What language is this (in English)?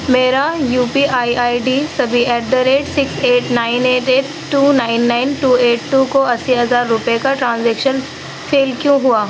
Urdu